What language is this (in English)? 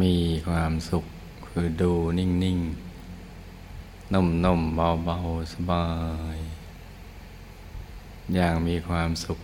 Thai